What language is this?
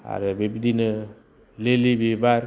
Bodo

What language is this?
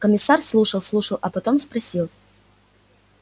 Russian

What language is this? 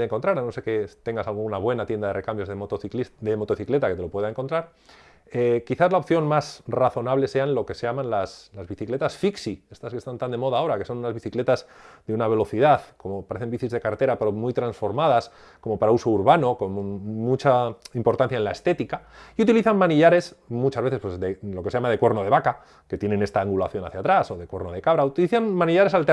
Spanish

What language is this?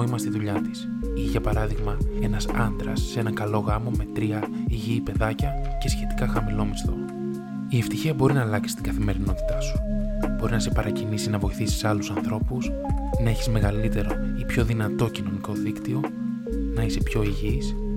Greek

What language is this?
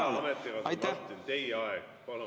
Estonian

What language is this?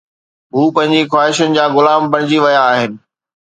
Sindhi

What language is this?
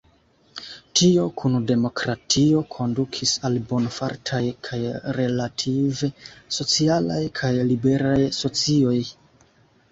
Esperanto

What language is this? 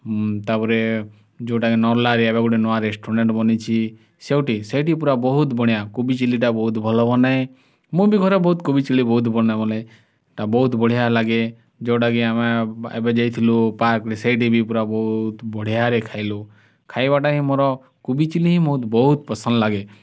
Odia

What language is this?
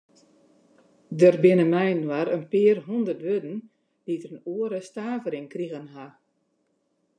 Western Frisian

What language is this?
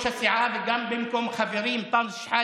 Hebrew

